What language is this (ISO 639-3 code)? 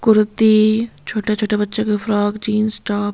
hin